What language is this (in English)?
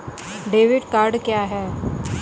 Hindi